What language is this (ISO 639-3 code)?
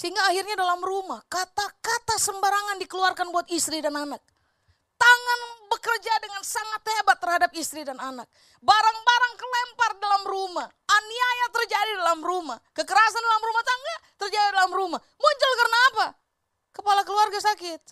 ind